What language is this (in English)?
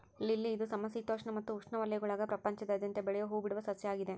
Kannada